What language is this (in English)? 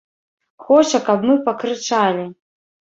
Belarusian